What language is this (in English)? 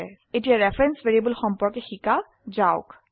Assamese